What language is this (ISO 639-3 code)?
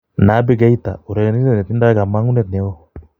kln